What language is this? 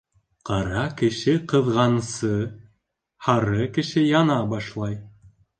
Bashkir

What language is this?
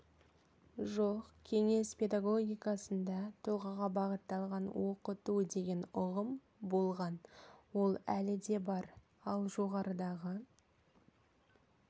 Kazakh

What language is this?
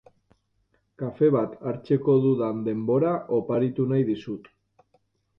Basque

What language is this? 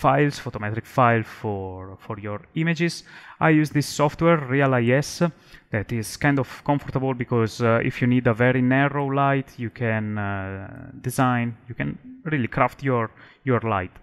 English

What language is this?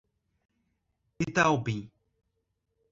Portuguese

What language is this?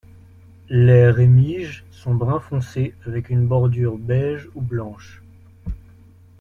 French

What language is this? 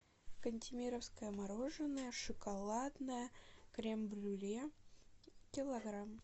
Russian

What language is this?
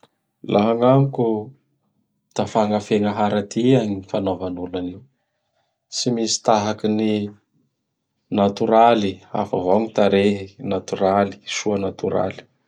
Bara Malagasy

